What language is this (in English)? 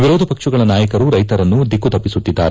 Kannada